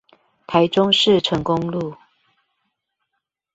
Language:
Chinese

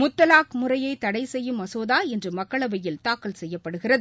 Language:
Tamil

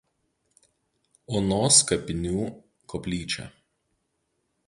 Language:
Lithuanian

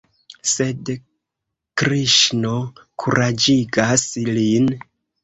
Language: Esperanto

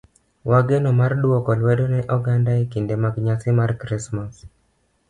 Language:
Luo (Kenya and Tanzania)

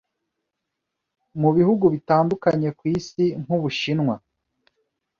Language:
Kinyarwanda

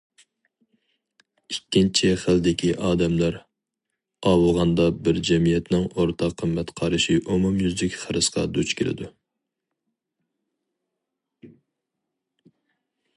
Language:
Uyghur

